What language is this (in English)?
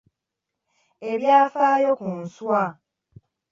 Ganda